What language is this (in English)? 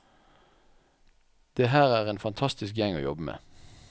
Norwegian